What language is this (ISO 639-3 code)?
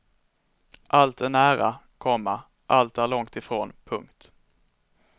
swe